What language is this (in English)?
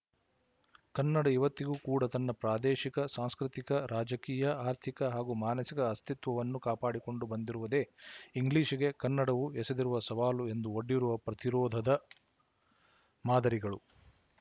Kannada